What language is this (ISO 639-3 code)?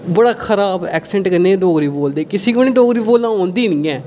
doi